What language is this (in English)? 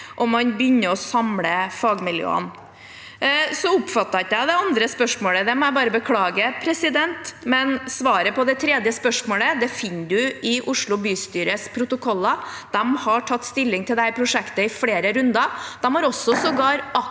Norwegian